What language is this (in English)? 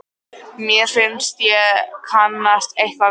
Icelandic